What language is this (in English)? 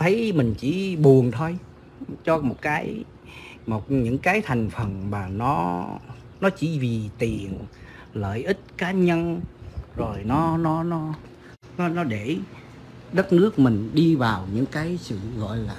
Vietnamese